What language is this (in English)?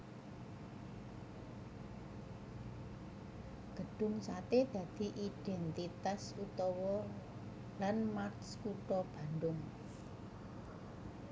Javanese